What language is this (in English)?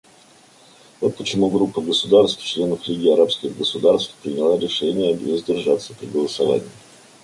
Russian